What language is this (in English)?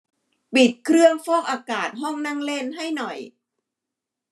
Thai